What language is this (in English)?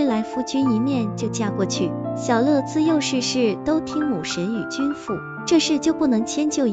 Chinese